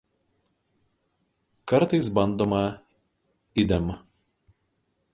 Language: Lithuanian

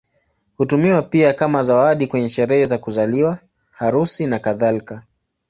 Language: Swahili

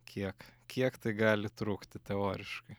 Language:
Lithuanian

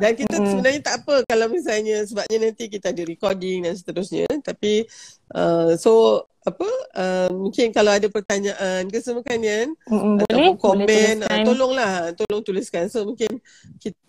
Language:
Malay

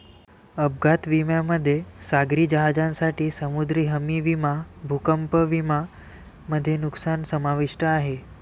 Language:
Marathi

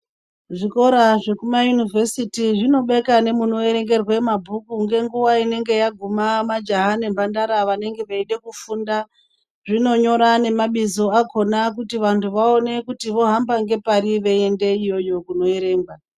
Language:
Ndau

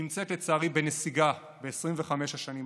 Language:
Hebrew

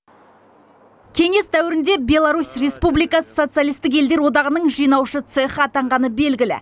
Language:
Kazakh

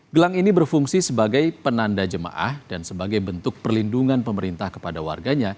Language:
Indonesian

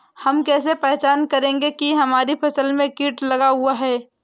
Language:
Hindi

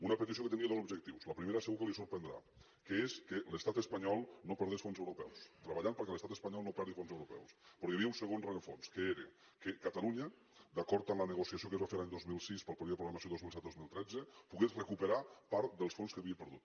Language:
Catalan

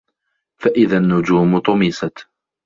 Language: Arabic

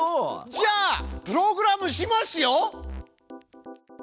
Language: Japanese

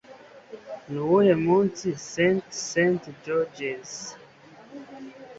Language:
Kinyarwanda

